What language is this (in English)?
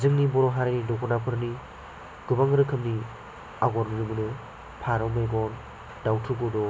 Bodo